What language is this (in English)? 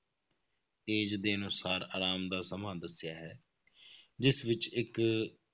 Punjabi